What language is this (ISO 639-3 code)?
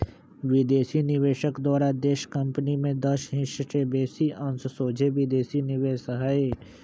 mag